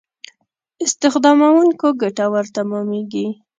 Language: Pashto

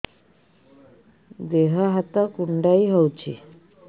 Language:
Odia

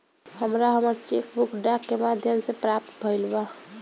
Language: Bhojpuri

